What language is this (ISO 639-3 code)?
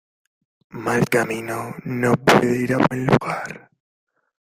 spa